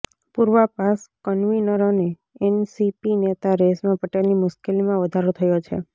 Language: Gujarati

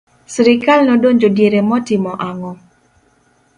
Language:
Luo (Kenya and Tanzania)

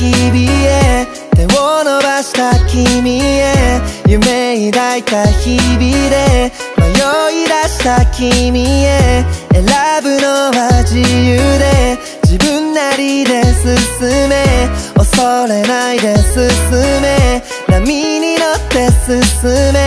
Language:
Korean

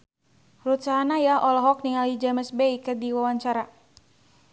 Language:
Sundanese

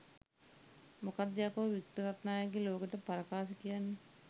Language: Sinhala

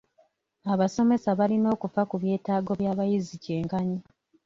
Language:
Ganda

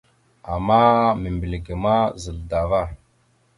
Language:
Mada (Cameroon)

